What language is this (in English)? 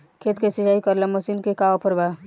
Bhojpuri